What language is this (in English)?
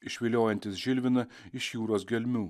Lithuanian